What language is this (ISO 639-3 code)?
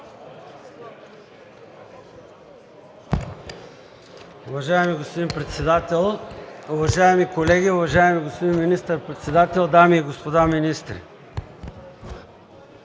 bul